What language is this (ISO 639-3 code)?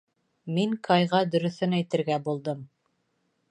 bak